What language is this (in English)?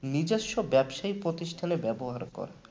Bangla